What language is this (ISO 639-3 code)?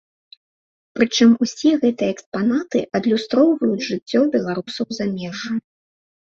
bel